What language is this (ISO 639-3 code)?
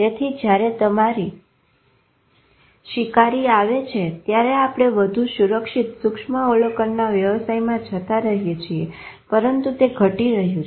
guj